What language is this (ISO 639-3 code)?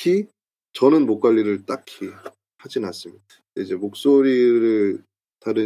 kor